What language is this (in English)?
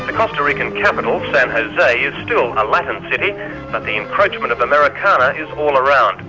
English